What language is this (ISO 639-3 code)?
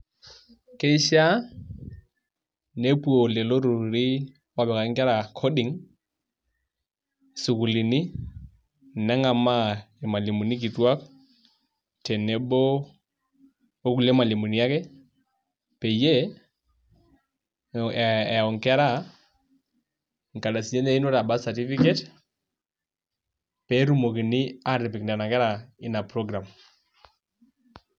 mas